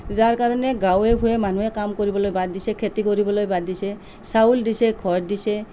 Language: Assamese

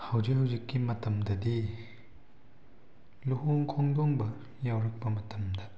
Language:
Manipuri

